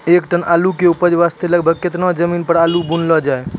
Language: Maithili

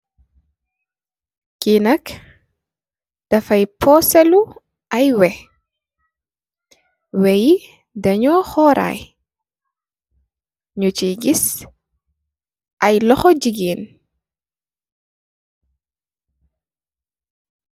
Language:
Wolof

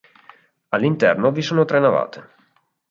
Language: Italian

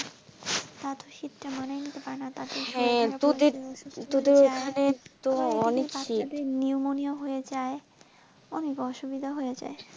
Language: Bangla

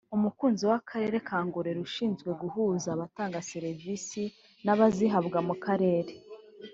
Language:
Kinyarwanda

